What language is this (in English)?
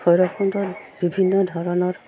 Assamese